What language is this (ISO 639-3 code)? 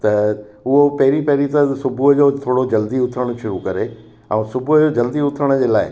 snd